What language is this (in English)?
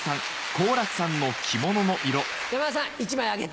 Japanese